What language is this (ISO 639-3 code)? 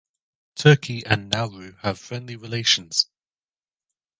eng